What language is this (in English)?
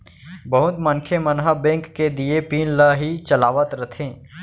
Chhattisgarhi